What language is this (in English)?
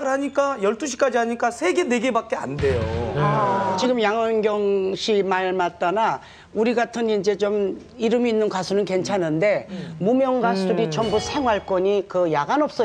Korean